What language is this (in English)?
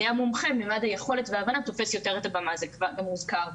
Hebrew